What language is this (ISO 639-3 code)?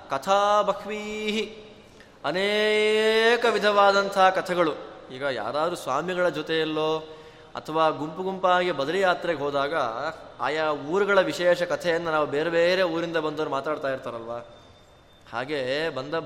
kan